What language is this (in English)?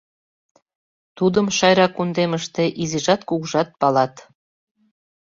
Mari